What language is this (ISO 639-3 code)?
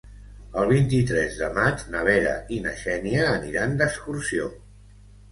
cat